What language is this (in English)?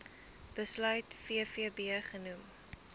Afrikaans